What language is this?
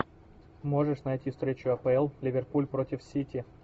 Russian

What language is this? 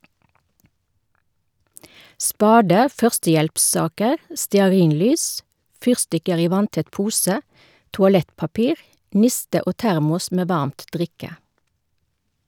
Norwegian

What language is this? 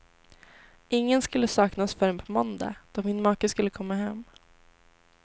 Swedish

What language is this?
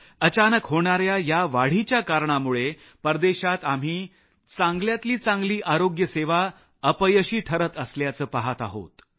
Marathi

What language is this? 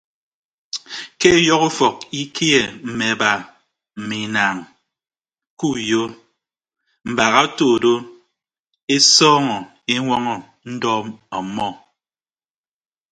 Ibibio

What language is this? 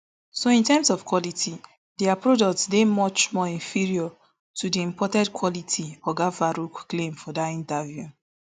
Nigerian Pidgin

